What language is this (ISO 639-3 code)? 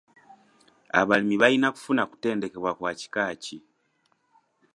lug